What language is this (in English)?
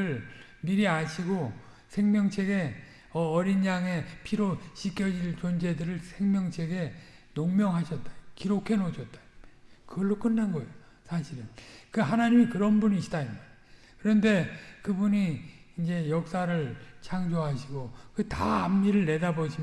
Korean